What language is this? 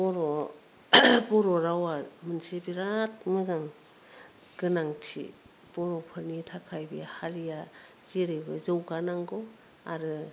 Bodo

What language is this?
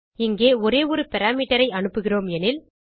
Tamil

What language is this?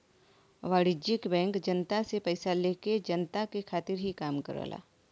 Bhojpuri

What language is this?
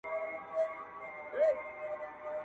Pashto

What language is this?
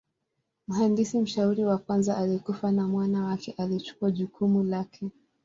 Swahili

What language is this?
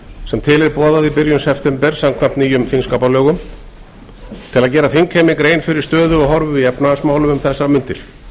Icelandic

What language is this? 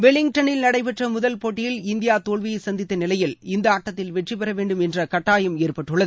Tamil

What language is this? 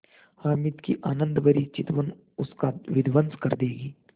Hindi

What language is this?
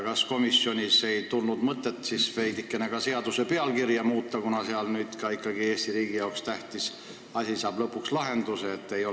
Estonian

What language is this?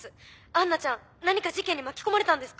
Japanese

